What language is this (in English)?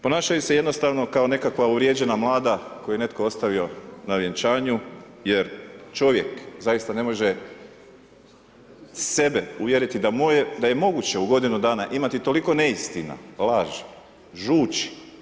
Croatian